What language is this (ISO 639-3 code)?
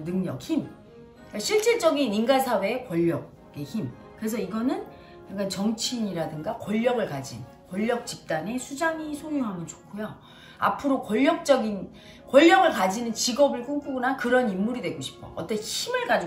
kor